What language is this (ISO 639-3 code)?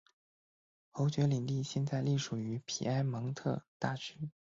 zho